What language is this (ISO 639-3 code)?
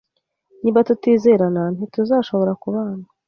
kin